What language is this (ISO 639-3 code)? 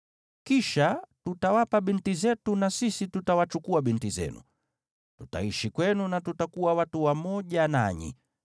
swa